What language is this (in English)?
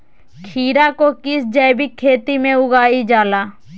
Magahi